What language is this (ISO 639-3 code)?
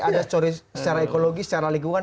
ind